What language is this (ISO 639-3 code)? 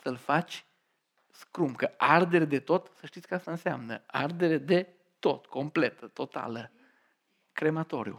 ron